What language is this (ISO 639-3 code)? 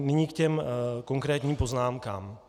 ces